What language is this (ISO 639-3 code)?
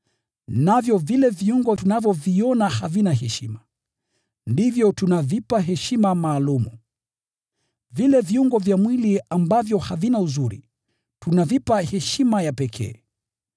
swa